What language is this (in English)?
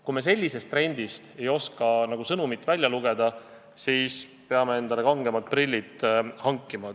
Estonian